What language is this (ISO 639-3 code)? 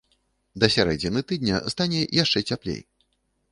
bel